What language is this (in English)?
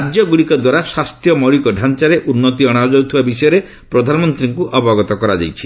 Odia